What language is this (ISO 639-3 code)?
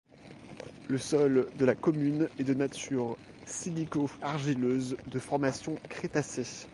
fra